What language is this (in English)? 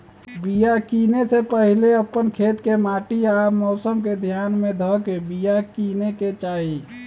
Magahi